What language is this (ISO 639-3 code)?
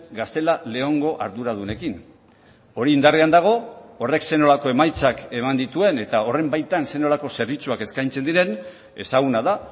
eus